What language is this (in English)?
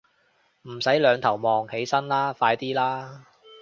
Cantonese